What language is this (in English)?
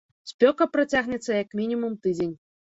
Belarusian